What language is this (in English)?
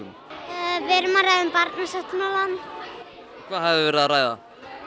Icelandic